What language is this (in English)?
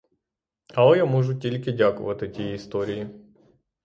Ukrainian